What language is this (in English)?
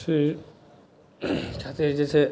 Maithili